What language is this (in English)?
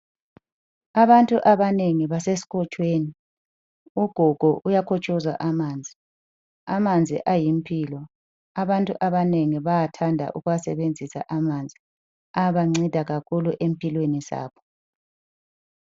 North Ndebele